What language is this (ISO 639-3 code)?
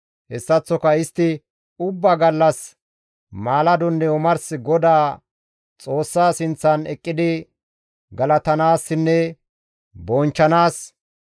gmv